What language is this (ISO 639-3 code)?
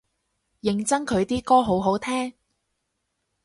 yue